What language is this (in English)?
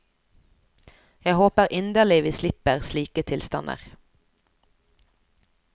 Norwegian